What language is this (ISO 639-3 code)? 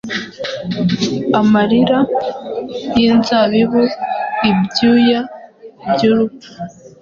kin